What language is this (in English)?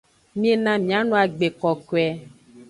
Aja (Benin)